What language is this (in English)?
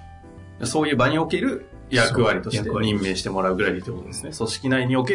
Japanese